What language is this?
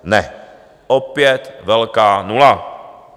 Czech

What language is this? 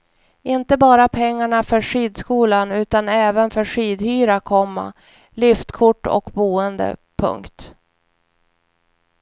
Swedish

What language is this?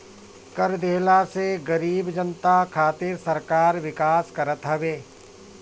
Bhojpuri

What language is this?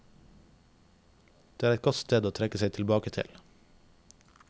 Norwegian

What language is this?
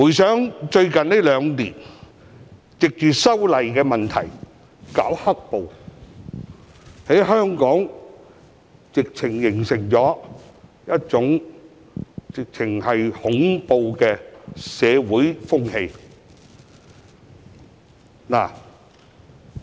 Cantonese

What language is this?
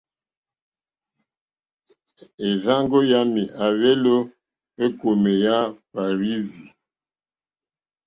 Mokpwe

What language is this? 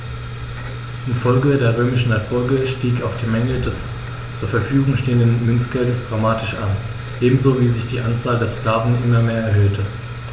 German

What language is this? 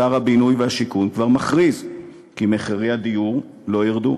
Hebrew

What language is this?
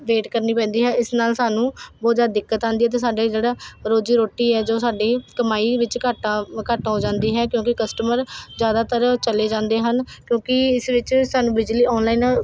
Punjabi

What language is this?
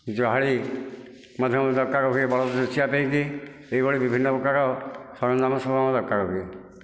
Odia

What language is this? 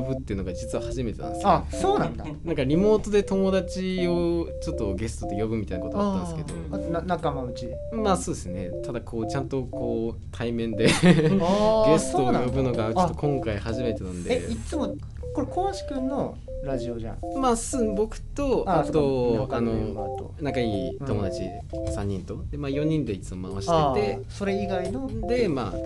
Japanese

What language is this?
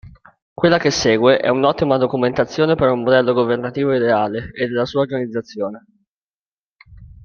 Italian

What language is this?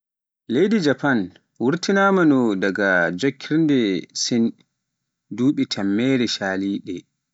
Pular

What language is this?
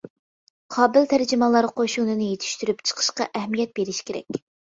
Uyghur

